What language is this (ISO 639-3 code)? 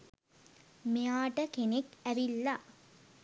sin